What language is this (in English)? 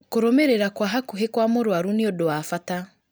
Kikuyu